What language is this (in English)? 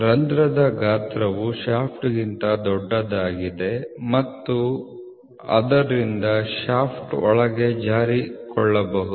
Kannada